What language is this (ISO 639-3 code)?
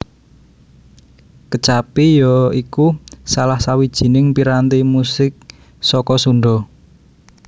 jav